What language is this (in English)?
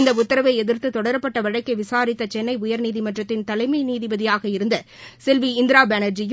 Tamil